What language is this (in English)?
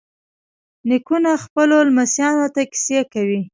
Pashto